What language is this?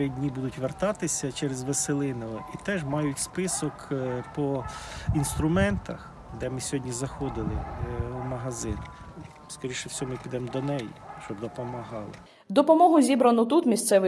Ukrainian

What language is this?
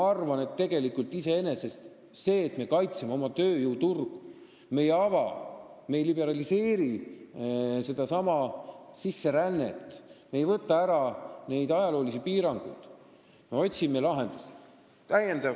Estonian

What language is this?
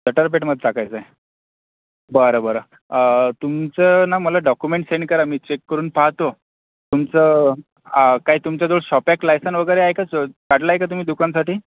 Marathi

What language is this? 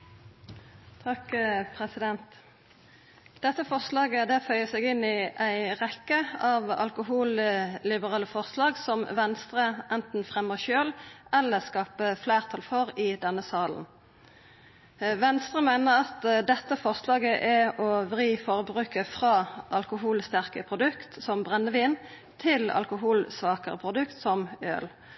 Norwegian Nynorsk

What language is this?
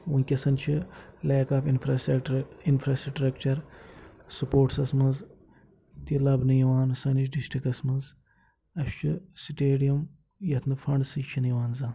Kashmiri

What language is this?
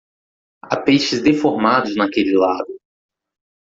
Portuguese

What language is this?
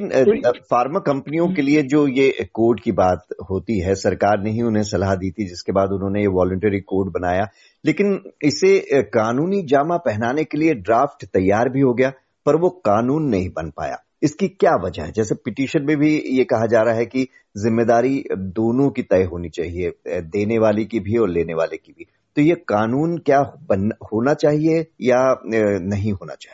Hindi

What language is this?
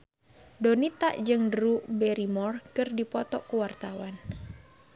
Sundanese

